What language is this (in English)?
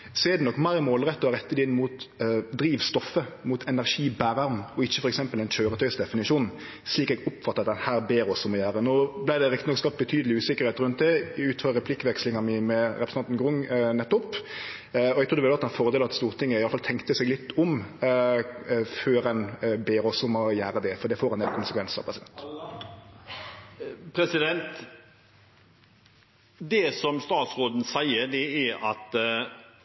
Norwegian